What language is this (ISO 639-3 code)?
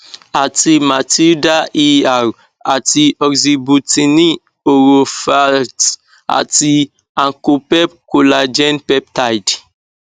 yor